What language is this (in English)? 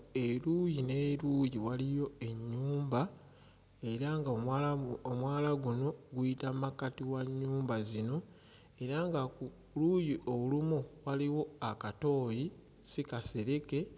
Ganda